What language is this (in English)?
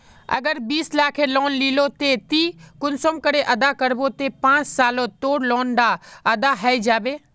Magahi